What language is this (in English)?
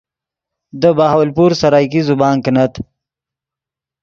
Yidgha